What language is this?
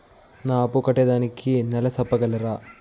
Telugu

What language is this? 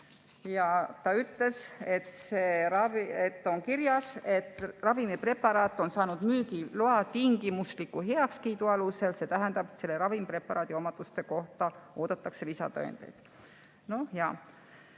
Estonian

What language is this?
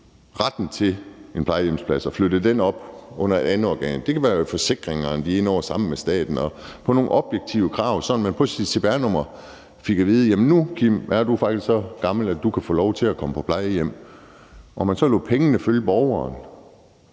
Danish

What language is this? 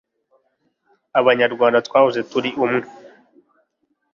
Kinyarwanda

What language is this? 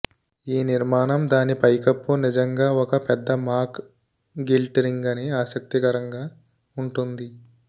Telugu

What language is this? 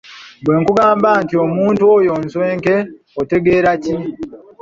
Ganda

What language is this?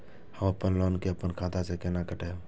Maithili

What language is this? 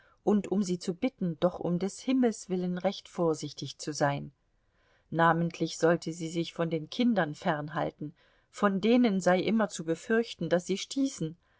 German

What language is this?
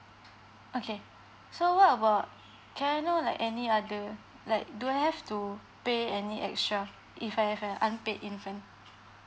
English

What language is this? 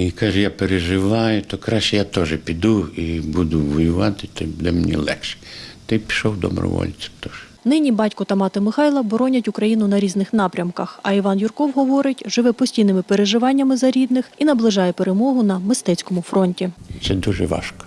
Ukrainian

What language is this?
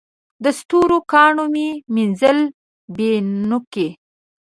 Pashto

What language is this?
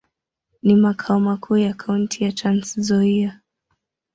Swahili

